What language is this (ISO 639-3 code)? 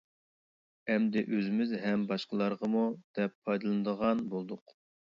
uig